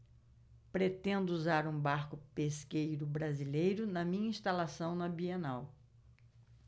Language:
Portuguese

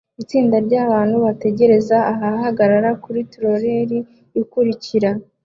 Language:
Kinyarwanda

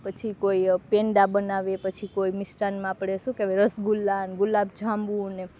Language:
Gujarati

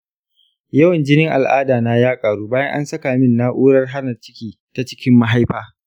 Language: Hausa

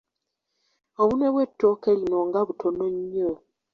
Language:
Ganda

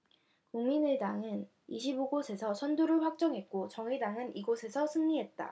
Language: Korean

